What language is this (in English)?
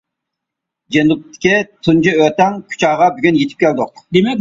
Uyghur